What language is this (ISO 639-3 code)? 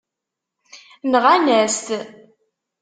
kab